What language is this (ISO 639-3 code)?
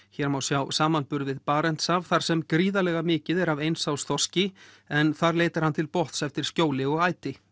isl